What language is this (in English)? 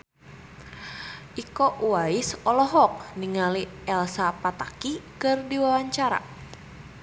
Sundanese